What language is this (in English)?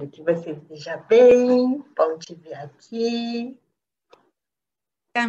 Portuguese